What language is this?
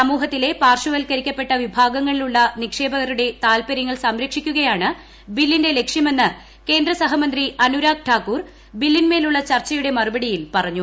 Malayalam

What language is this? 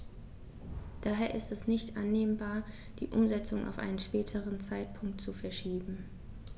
German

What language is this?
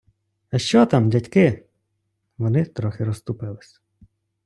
Ukrainian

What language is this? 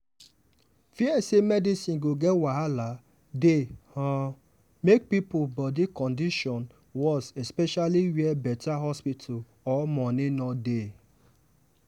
Nigerian Pidgin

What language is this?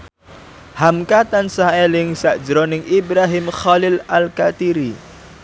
Javanese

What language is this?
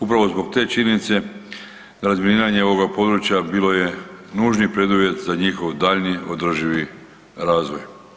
Croatian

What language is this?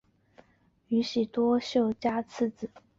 Chinese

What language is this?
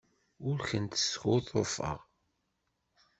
Kabyle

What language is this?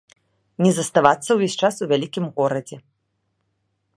Belarusian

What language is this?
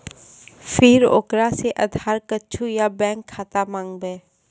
Maithili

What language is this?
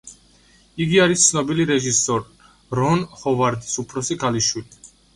Georgian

